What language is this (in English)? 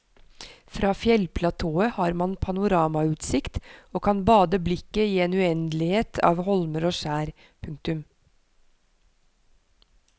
Norwegian